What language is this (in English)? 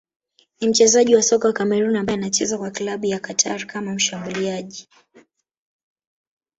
Swahili